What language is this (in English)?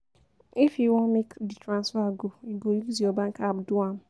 Nigerian Pidgin